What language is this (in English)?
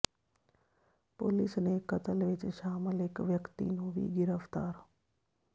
Punjabi